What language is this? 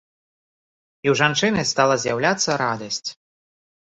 Belarusian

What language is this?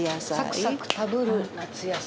Japanese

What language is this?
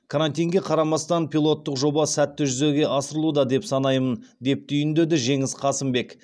Kazakh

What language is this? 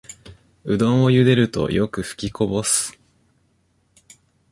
Japanese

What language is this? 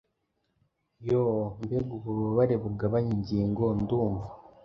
Kinyarwanda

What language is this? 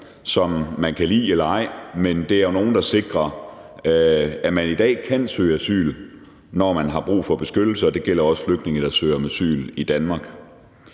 Danish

